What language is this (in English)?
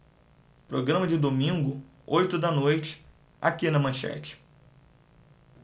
Portuguese